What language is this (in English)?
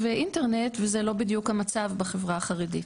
Hebrew